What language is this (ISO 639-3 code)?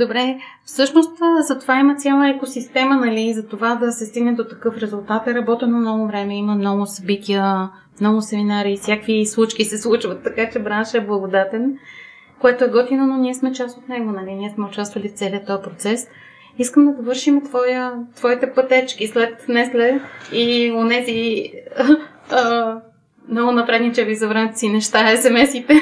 bul